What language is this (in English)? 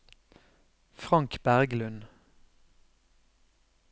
Norwegian